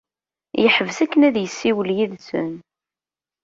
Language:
Kabyle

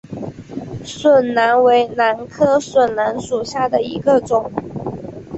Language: Chinese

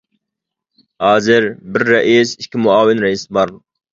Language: Uyghur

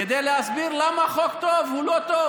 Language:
Hebrew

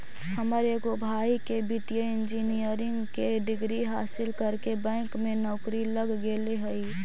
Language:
Magahi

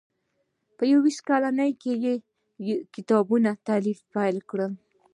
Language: Pashto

